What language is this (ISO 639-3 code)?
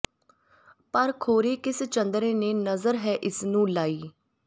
pan